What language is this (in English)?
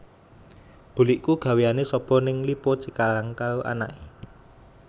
Javanese